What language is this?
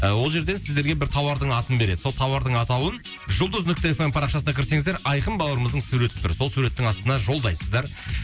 Kazakh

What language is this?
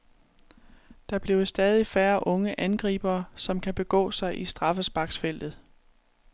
Danish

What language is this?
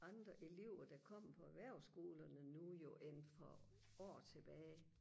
Danish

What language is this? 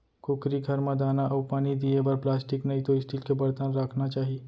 Chhattisgarhi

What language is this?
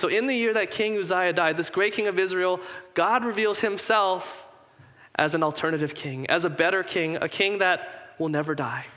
English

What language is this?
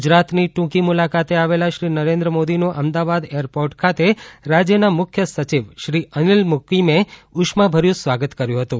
Gujarati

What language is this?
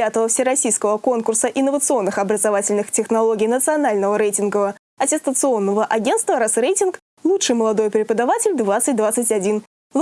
Russian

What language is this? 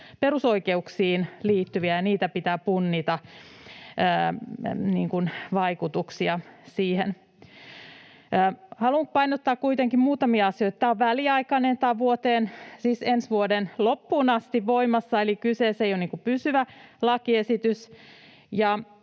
Finnish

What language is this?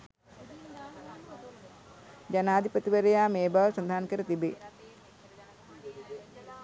Sinhala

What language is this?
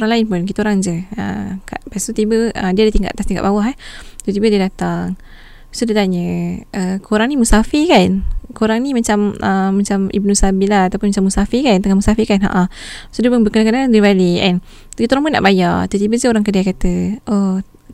Malay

